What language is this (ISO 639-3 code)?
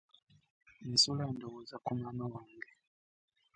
lug